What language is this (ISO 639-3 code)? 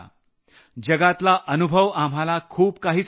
mar